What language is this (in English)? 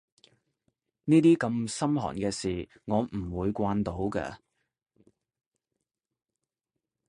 Cantonese